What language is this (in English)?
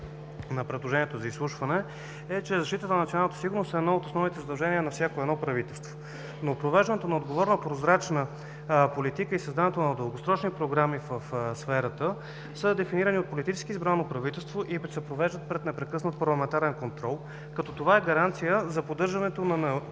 Bulgarian